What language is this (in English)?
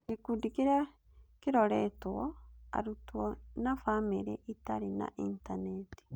Kikuyu